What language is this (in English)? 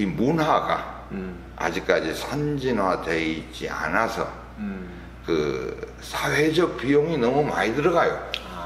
Korean